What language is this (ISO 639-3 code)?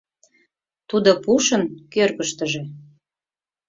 chm